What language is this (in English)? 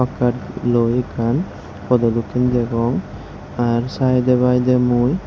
Chakma